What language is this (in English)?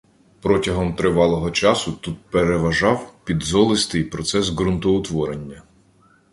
Ukrainian